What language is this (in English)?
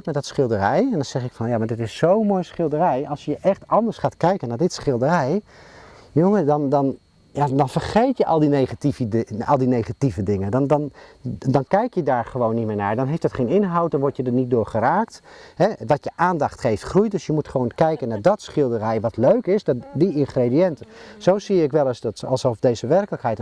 Dutch